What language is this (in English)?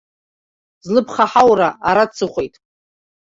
Abkhazian